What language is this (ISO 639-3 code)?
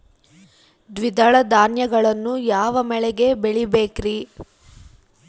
kan